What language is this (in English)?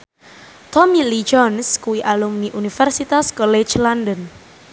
Javanese